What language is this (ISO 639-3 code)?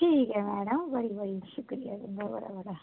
doi